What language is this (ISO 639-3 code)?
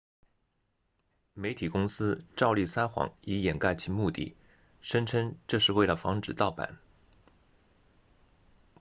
zho